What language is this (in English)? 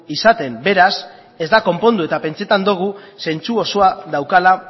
Basque